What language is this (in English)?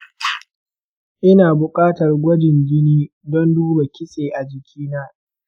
Hausa